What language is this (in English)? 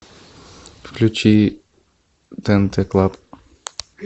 Russian